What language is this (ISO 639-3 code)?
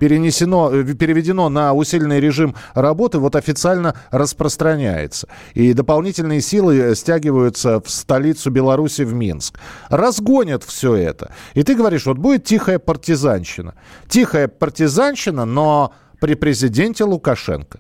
rus